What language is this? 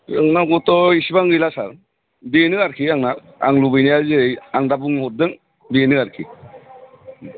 Bodo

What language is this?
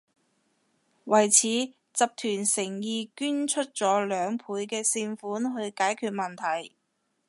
Cantonese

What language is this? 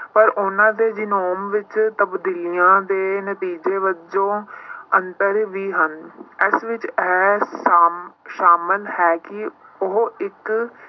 Punjabi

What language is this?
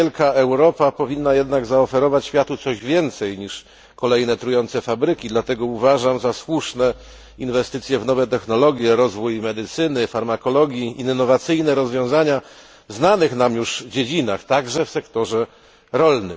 Polish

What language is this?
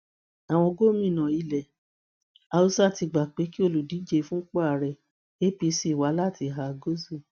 Yoruba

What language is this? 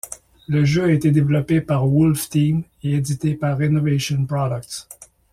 French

